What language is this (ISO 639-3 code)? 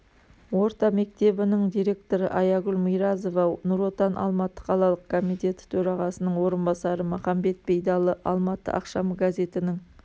kaz